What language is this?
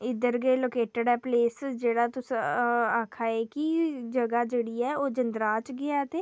Dogri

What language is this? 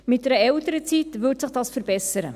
Swiss German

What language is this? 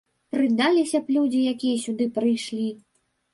Belarusian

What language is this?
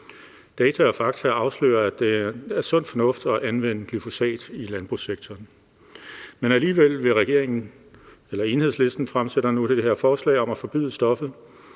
Danish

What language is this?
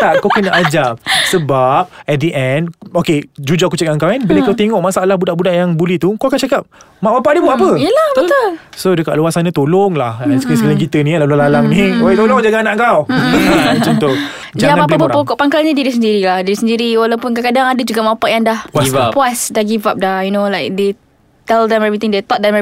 Malay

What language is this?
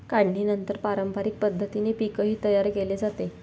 Marathi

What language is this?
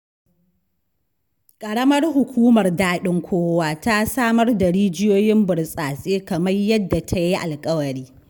Hausa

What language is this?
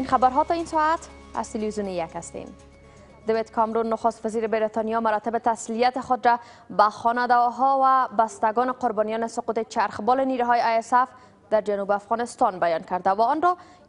Persian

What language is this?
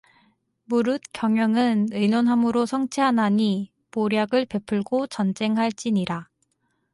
Korean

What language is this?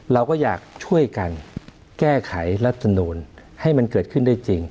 Thai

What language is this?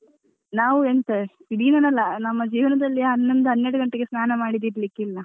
Kannada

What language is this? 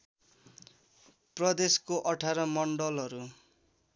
Nepali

